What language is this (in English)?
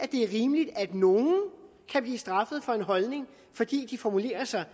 Danish